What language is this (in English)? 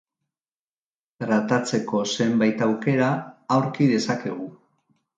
Basque